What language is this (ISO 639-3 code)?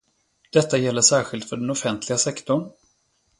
swe